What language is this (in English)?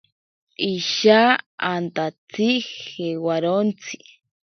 Ashéninka Perené